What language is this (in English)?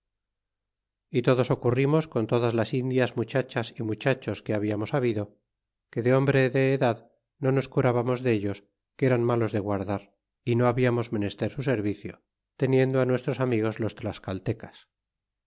Spanish